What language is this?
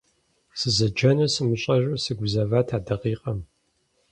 Kabardian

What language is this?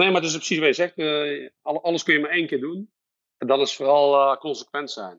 Dutch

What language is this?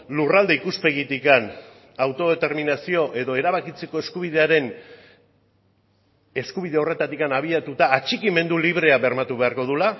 Basque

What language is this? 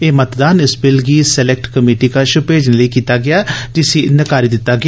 Dogri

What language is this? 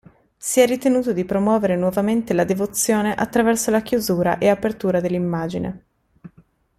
Italian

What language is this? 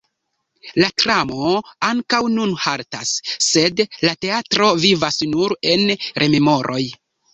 Esperanto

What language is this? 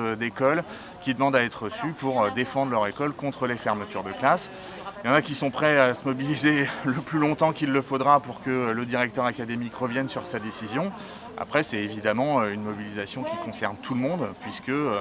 French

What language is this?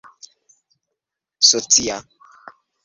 Esperanto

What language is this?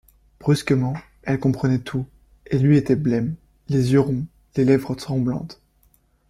French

